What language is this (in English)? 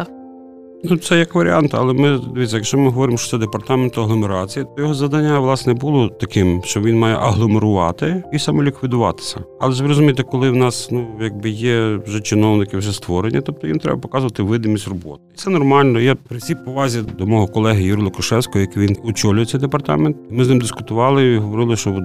Ukrainian